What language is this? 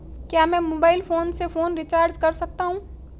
Hindi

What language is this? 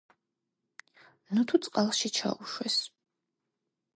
Georgian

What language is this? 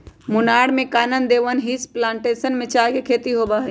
Magahi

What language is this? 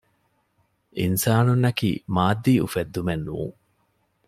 Divehi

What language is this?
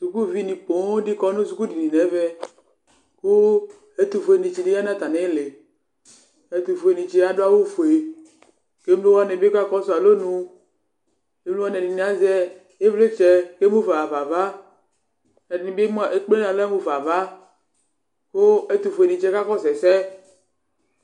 Ikposo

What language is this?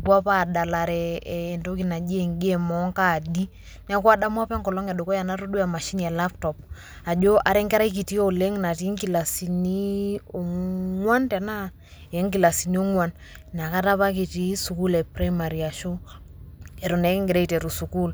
Masai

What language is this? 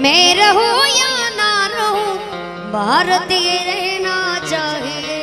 Hindi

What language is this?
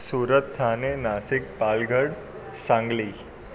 Sindhi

